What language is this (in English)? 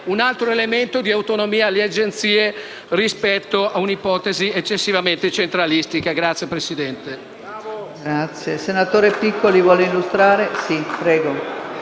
Italian